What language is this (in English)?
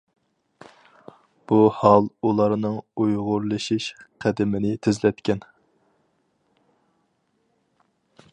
Uyghur